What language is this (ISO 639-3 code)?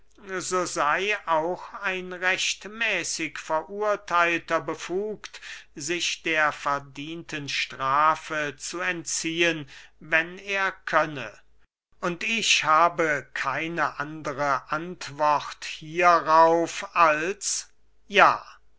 deu